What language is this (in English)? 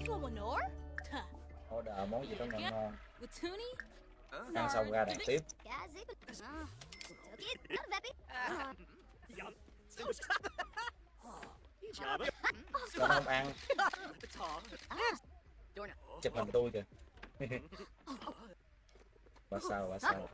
Vietnamese